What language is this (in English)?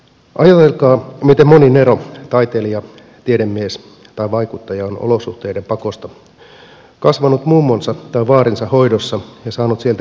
Finnish